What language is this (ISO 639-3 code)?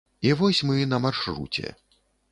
bel